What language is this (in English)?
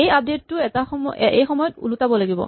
Assamese